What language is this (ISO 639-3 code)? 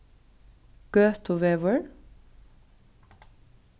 fao